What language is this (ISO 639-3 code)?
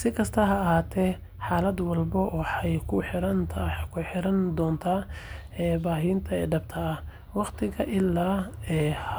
som